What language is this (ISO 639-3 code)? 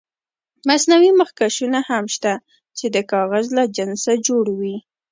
pus